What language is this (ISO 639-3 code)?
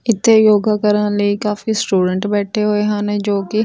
pan